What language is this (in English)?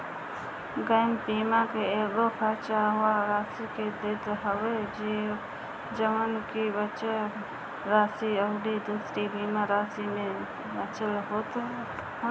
Bhojpuri